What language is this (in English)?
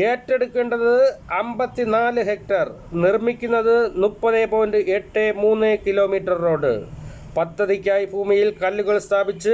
Malayalam